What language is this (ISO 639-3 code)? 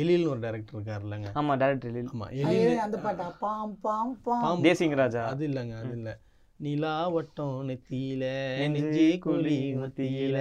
tam